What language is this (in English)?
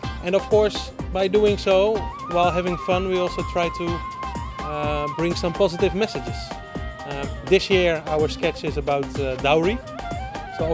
Bangla